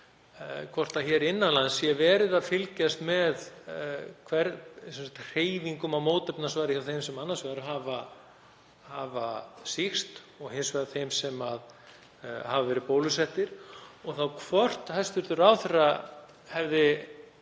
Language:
Icelandic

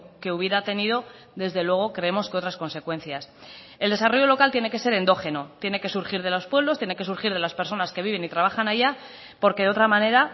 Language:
Spanish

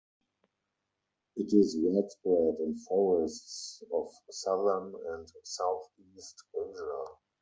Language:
English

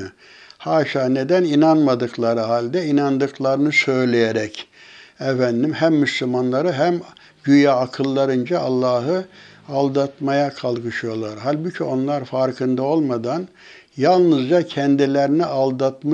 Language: Turkish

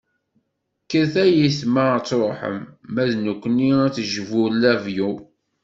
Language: Kabyle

